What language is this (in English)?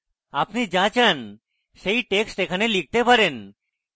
Bangla